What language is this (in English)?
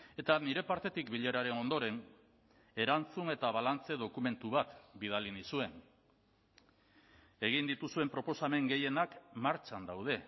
Basque